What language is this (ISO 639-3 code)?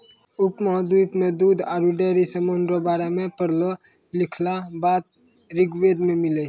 mai